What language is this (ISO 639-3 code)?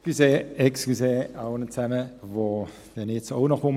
gsw